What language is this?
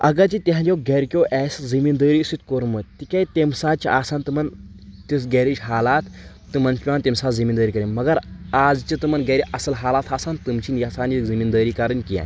Kashmiri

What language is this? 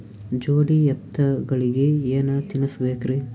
Kannada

